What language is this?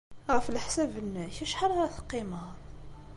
Kabyle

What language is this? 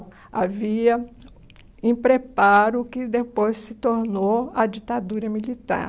Portuguese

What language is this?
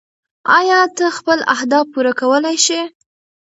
Pashto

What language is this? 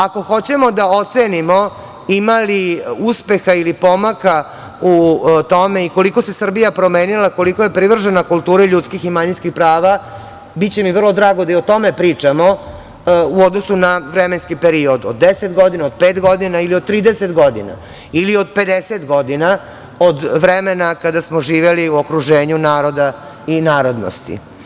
Serbian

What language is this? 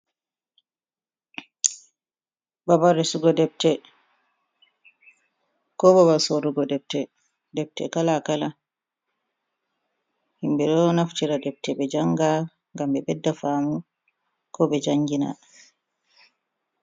Fula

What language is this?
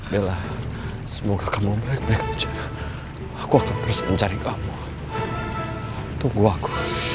Indonesian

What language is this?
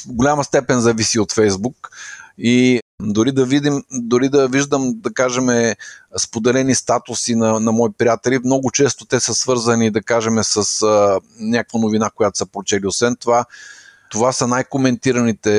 Bulgarian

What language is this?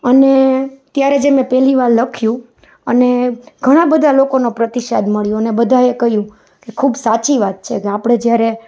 Gujarati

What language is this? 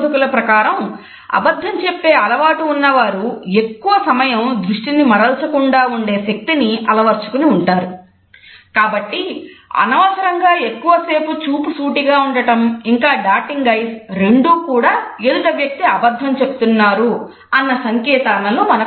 Telugu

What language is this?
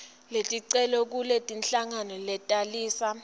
Swati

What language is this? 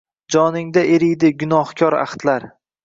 Uzbek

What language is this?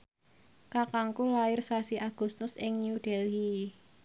Javanese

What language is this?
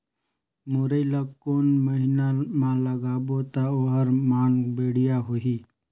Chhattisgarhi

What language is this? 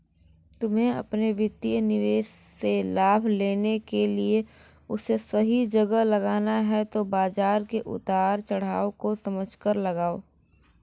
Hindi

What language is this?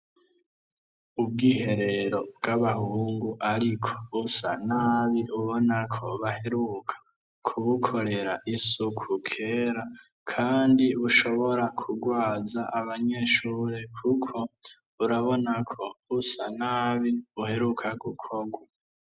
Rundi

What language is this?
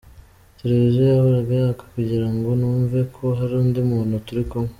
Kinyarwanda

